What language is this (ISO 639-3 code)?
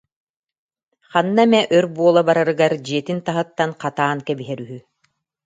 sah